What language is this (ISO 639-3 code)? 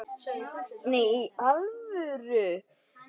isl